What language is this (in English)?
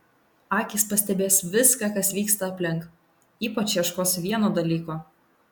Lithuanian